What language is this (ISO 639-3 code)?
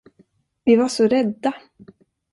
swe